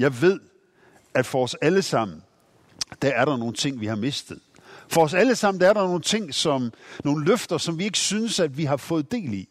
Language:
Danish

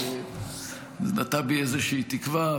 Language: Hebrew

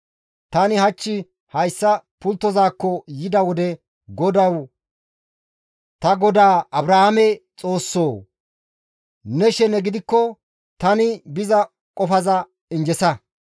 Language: Gamo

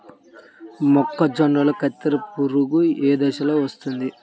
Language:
Telugu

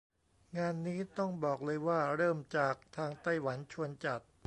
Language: Thai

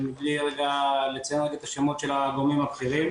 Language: Hebrew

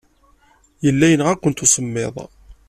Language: Kabyle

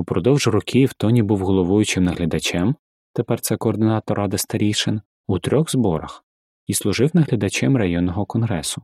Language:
Ukrainian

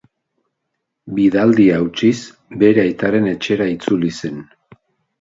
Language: Basque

